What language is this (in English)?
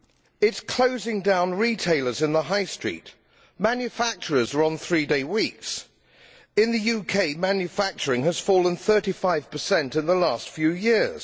English